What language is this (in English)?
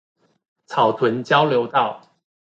Chinese